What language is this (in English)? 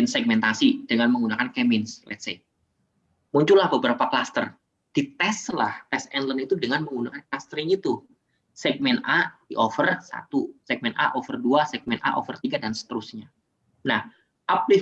Indonesian